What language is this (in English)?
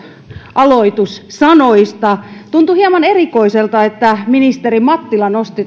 Finnish